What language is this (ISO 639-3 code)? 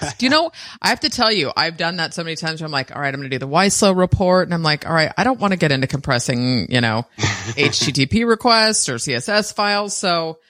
eng